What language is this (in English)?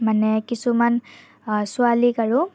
Assamese